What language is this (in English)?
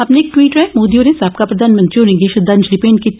Dogri